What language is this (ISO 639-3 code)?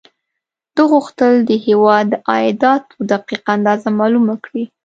pus